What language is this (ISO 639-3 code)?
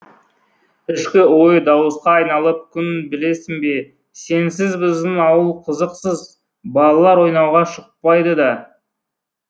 kaz